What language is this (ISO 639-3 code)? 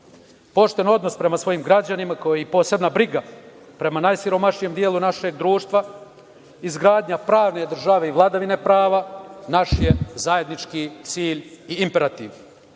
srp